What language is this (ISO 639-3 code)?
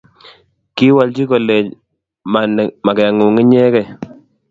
kln